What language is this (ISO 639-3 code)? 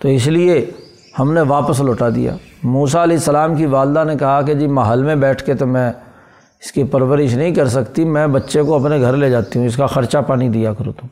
urd